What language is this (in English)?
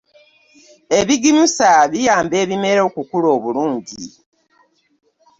Ganda